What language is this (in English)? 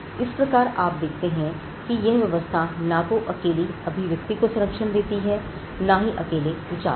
Hindi